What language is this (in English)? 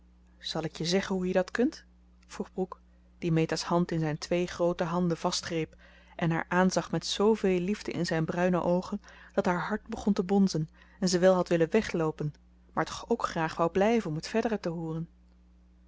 Dutch